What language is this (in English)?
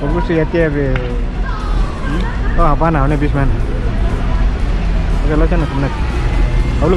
Arabic